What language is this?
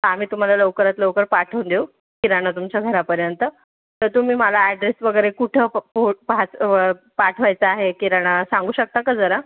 Marathi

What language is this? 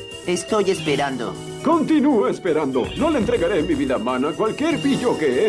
Spanish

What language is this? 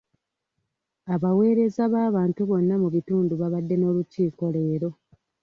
Ganda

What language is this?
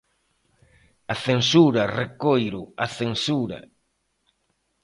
Galician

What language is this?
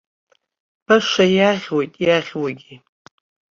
Abkhazian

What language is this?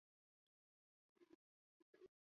Chinese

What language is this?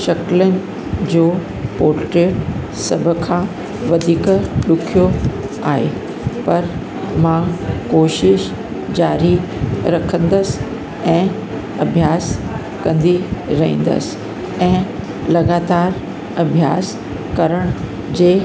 Sindhi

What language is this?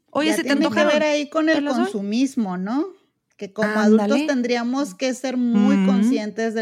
Spanish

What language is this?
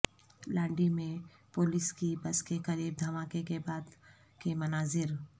Urdu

